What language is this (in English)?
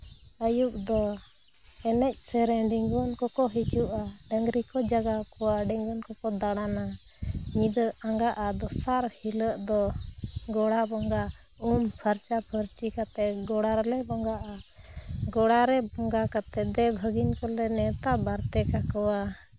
Santali